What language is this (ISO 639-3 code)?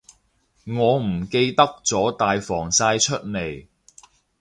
yue